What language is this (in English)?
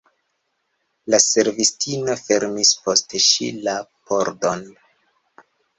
Esperanto